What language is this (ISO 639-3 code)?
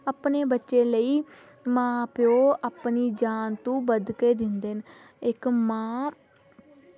doi